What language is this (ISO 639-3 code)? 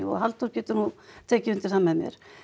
isl